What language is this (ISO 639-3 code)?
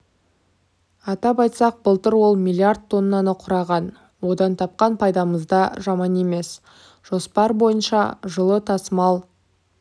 kaz